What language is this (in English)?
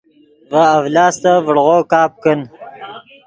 Yidgha